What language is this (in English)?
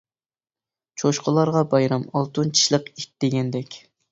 Uyghur